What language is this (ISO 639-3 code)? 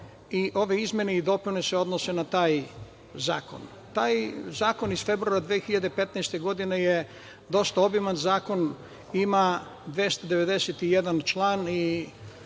srp